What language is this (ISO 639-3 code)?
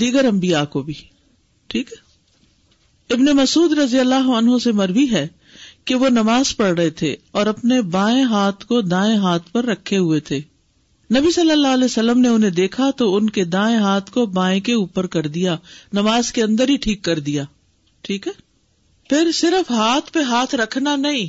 urd